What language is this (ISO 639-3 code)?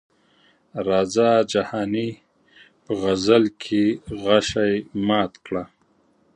pus